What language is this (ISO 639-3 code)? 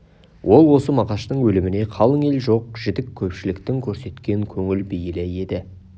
kaz